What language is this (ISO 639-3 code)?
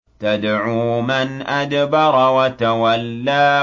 ara